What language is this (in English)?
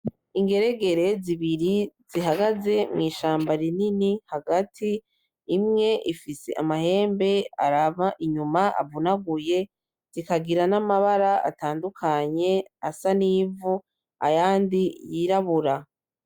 Rundi